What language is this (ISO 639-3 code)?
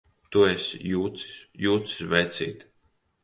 lav